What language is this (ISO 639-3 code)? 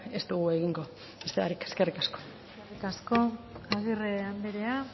eus